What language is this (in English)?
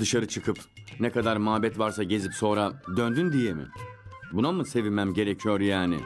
Turkish